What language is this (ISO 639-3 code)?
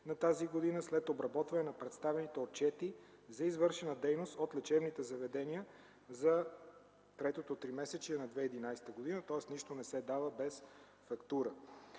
bul